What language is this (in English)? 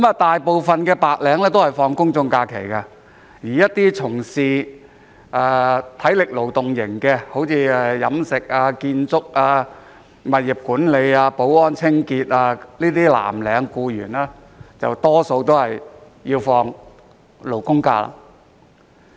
Cantonese